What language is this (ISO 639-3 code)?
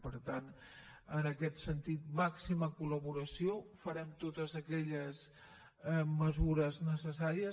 cat